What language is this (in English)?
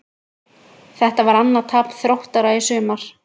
Icelandic